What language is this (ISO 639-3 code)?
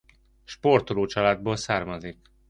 hun